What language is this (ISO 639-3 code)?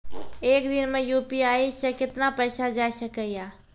mai